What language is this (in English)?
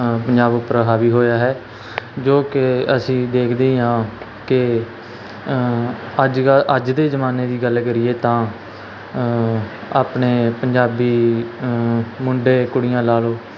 Punjabi